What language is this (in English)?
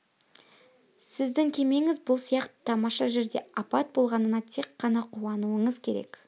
Kazakh